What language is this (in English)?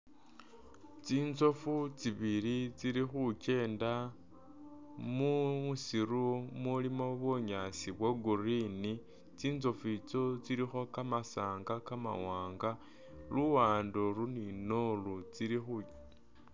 Masaaba